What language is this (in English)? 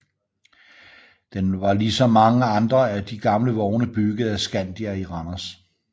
Danish